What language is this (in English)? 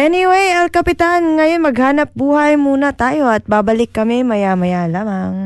Filipino